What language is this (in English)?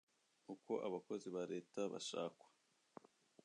Kinyarwanda